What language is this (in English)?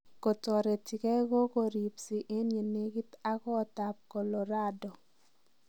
Kalenjin